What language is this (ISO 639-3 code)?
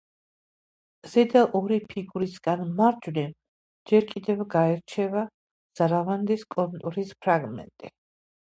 kat